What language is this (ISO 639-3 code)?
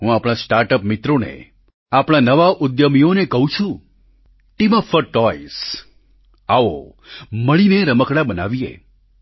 guj